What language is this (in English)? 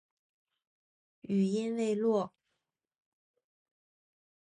Chinese